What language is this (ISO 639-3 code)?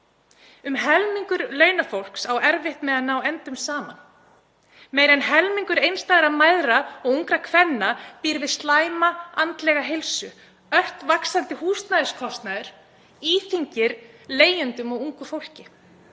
isl